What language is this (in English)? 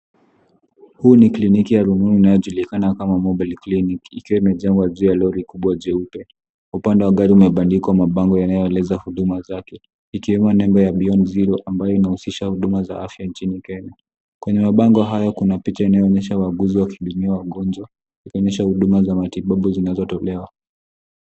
Swahili